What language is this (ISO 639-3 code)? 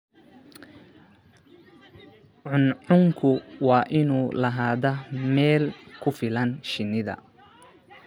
som